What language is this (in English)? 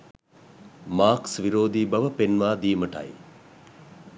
Sinhala